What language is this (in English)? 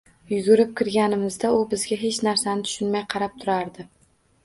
Uzbek